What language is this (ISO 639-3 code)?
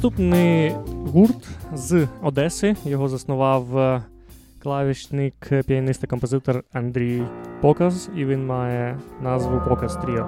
ukr